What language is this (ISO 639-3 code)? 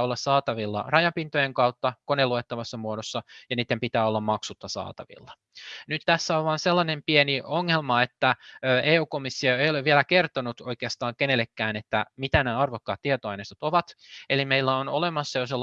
fin